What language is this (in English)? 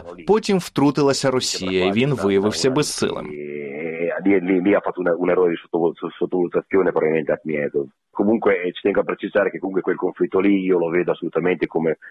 Ukrainian